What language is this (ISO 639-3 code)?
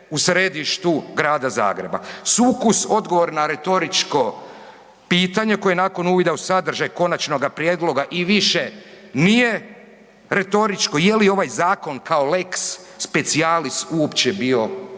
hrv